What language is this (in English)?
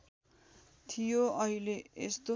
Nepali